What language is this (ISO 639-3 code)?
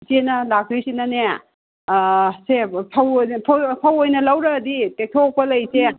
mni